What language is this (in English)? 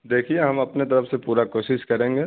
Urdu